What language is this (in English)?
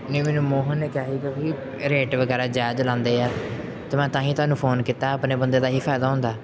Punjabi